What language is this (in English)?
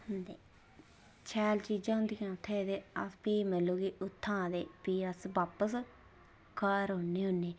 Dogri